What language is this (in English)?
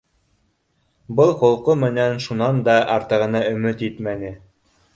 Bashkir